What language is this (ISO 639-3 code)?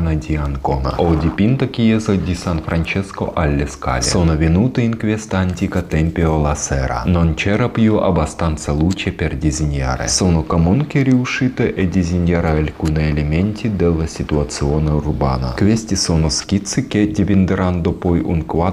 rus